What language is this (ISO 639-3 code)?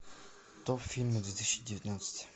rus